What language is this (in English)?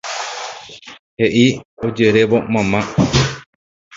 Guarani